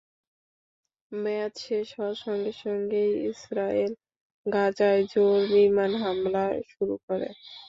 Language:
Bangla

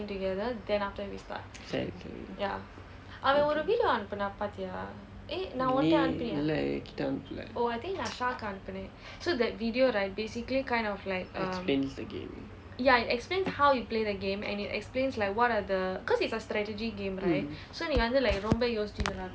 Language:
English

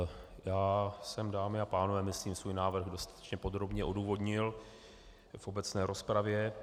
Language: Czech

